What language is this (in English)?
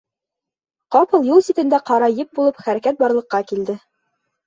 Bashkir